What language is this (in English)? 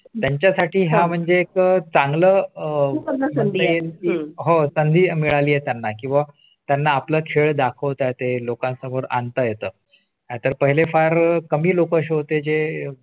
Marathi